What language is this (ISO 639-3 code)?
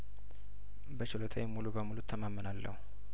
amh